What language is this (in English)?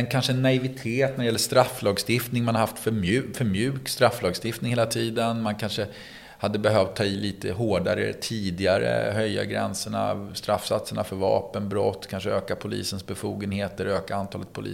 Swedish